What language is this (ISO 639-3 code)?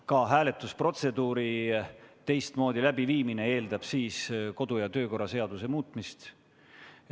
est